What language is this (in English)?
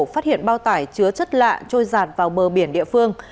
Vietnamese